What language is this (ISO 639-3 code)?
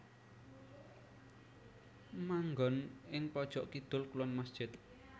jav